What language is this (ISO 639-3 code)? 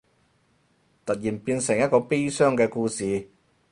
yue